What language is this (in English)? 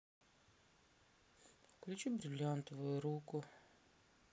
Russian